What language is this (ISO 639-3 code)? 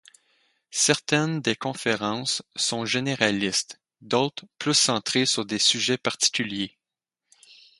fra